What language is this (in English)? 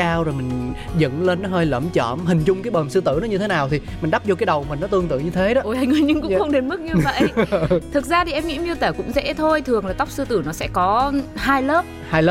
Vietnamese